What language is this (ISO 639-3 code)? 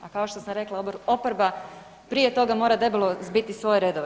hrv